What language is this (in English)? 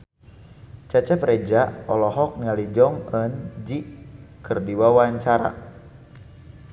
Sundanese